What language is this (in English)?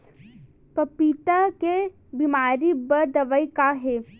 Chhattisgarhi